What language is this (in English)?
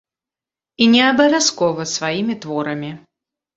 Belarusian